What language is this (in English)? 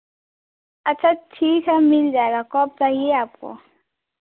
Hindi